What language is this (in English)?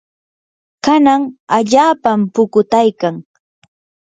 Yanahuanca Pasco Quechua